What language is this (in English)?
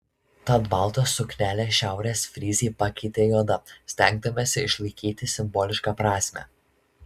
Lithuanian